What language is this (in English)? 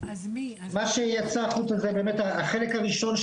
Hebrew